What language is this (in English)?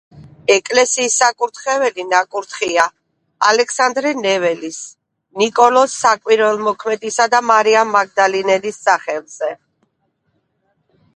Georgian